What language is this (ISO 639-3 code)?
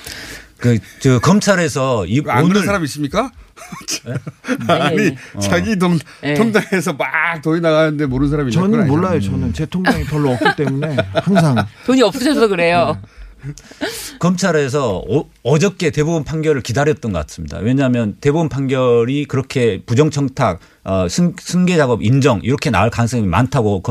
kor